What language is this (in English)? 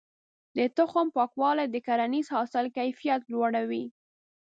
Pashto